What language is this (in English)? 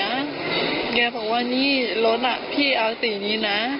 Thai